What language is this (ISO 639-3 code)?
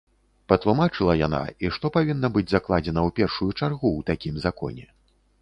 bel